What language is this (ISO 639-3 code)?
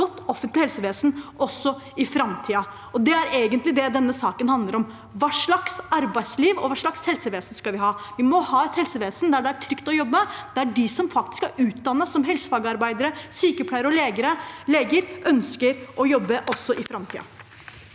nor